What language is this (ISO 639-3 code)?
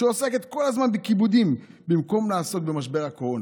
heb